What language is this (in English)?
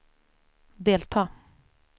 Swedish